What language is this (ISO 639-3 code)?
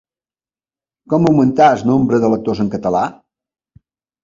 cat